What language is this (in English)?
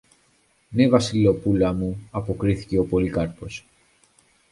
Greek